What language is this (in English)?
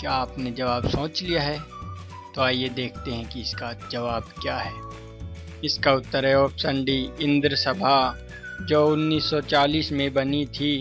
Hindi